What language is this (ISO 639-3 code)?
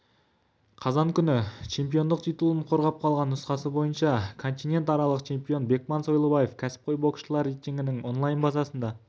kaz